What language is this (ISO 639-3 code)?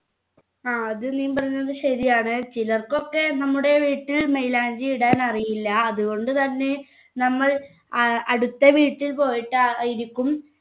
mal